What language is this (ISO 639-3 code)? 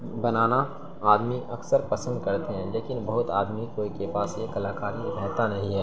urd